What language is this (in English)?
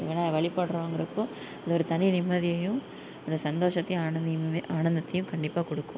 Tamil